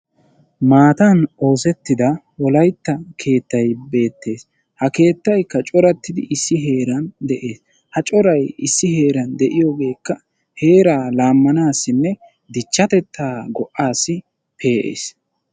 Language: Wolaytta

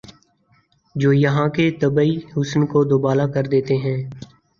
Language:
Urdu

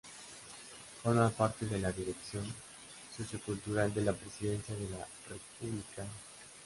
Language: Spanish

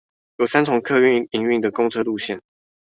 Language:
Chinese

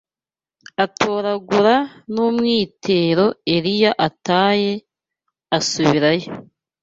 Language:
Kinyarwanda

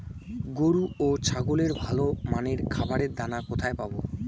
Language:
Bangla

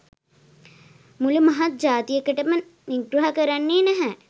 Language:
Sinhala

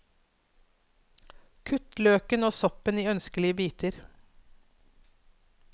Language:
Norwegian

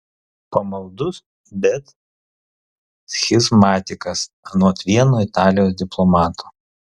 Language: Lithuanian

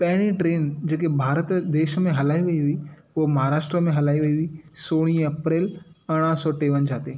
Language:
Sindhi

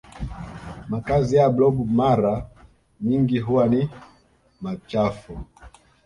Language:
Swahili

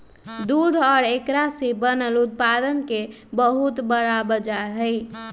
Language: Magahi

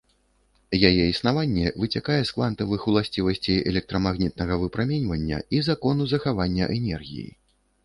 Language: Belarusian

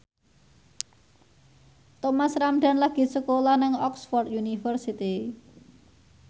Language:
Javanese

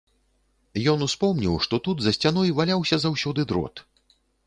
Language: Belarusian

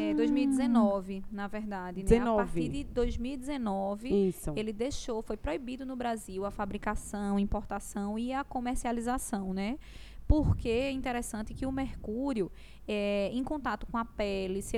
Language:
Portuguese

